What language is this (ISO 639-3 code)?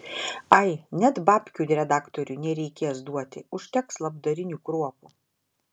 lit